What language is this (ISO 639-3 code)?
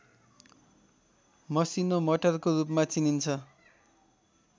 nep